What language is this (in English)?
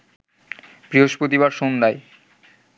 Bangla